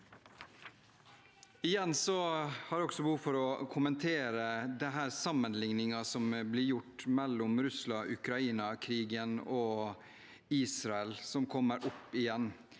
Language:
Norwegian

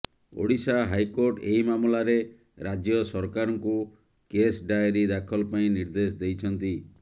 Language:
Odia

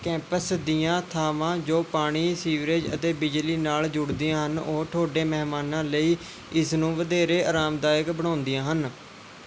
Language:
Punjabi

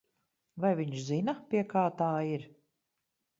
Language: Latvian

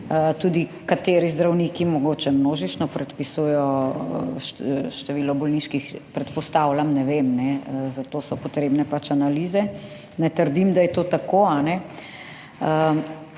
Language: Slovenian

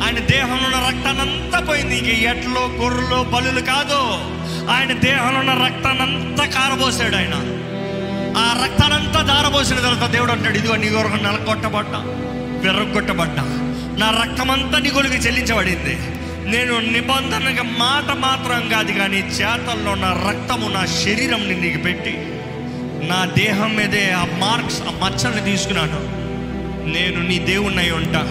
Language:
Telugu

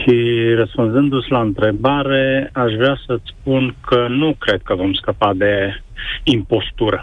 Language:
Romanian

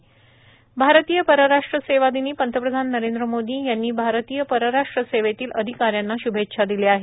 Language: Marathi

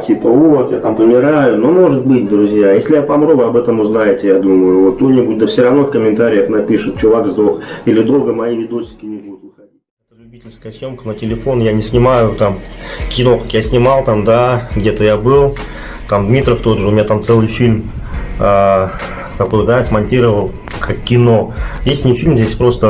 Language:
Russian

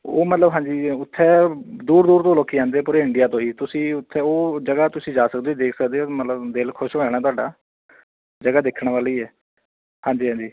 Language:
Punjabi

